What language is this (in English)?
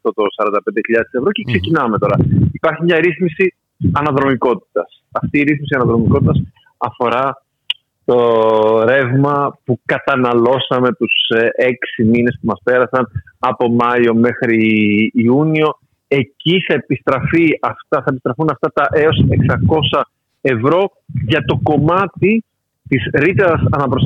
Greek